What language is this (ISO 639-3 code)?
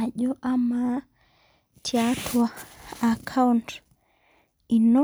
mas